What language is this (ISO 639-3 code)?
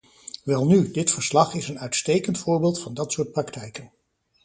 nld